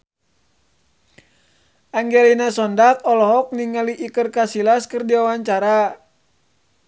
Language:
Sundanese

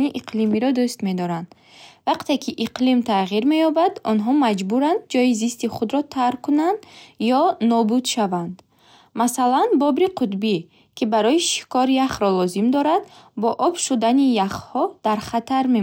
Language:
Bukharic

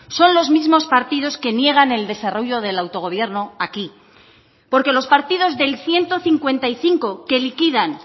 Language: Spanish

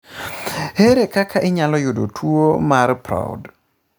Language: Luo (Kenya and Tanzania)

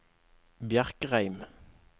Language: Norwegian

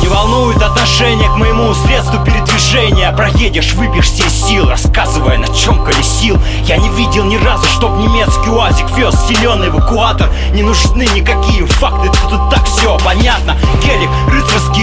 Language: Russian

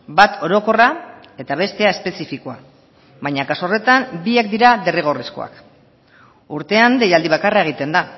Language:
Basque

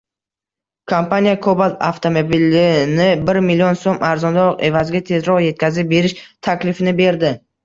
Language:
Uzbek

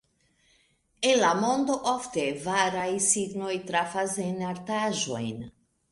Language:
Esperanto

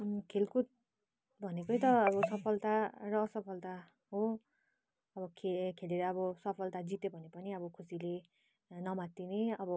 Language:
Nepali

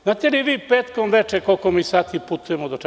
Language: Serbian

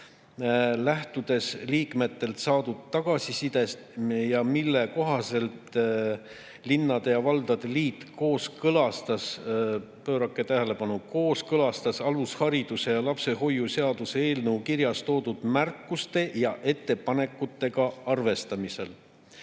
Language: Estonian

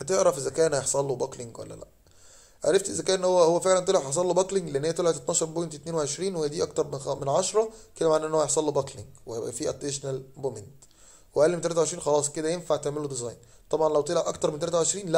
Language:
Arabic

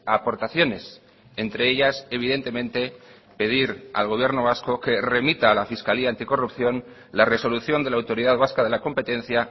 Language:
Spanish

